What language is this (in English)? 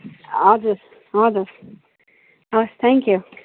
Nepali